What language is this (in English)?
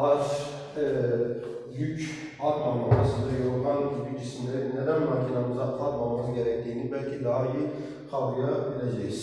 Turkish